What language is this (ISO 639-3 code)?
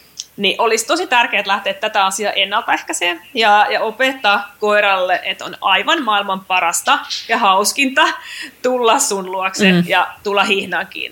fin